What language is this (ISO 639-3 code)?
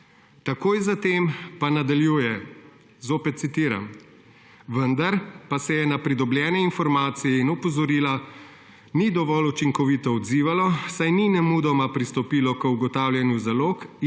slv